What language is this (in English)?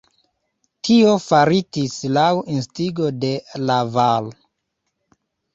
Esperanto